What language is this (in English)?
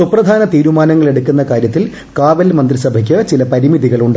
Malayalam